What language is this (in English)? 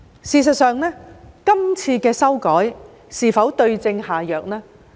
Cantonese